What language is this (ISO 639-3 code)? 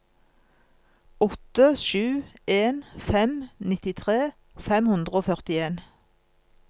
nor